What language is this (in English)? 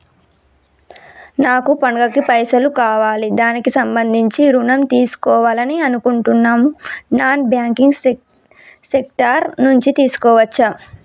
Telugu